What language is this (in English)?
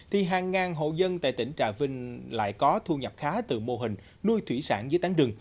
Vietnamese